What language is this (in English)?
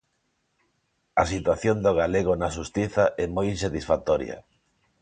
Galician